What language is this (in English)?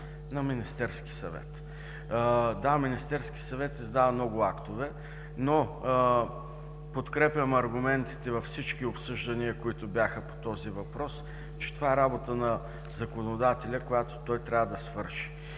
Bulgarian